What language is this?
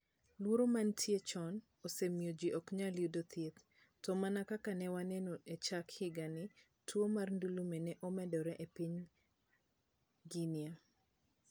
Luo (Kenya and Tanzania)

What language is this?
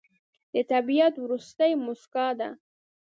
Pashto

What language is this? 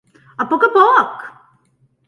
Catalan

